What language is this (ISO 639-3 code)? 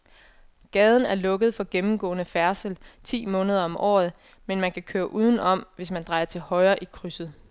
dan